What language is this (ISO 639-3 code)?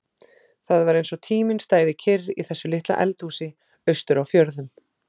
isl